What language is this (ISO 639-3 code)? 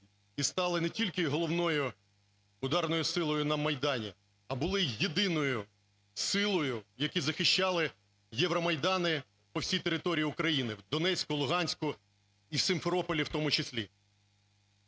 ukr